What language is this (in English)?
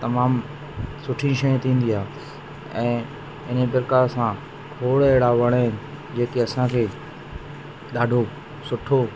Sindhi